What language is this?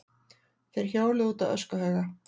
Icelandic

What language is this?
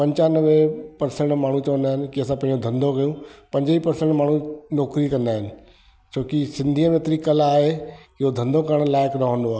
Sindhi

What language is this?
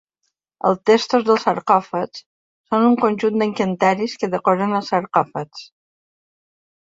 Catalan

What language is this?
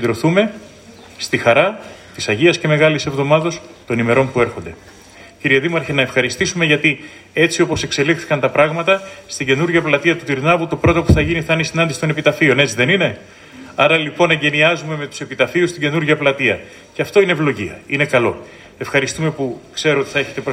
Greek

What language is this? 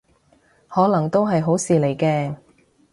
Cantonese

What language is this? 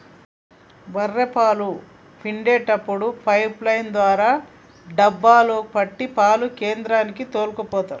Telugu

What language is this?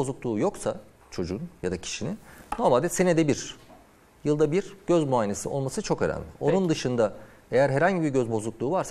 Turkish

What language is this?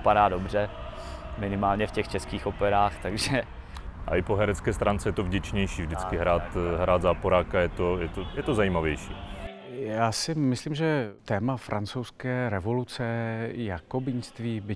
Czech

